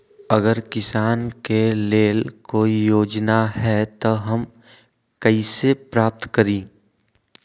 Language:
Magahi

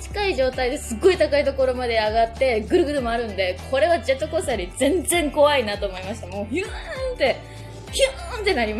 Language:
Japanese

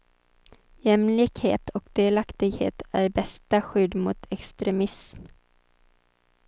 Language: Swedish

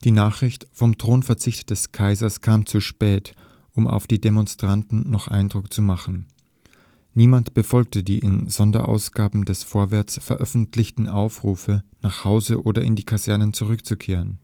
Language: German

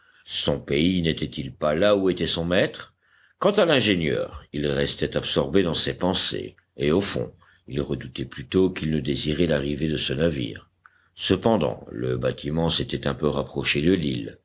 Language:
French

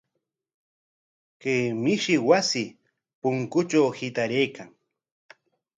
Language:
Corongo Ancash Quechua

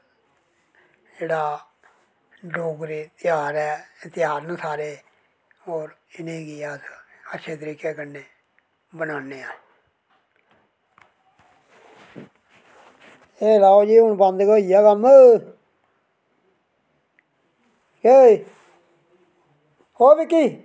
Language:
Dogri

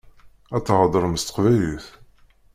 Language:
Kabyle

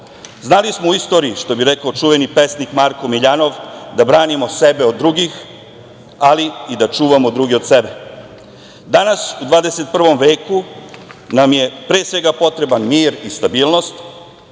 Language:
Serbian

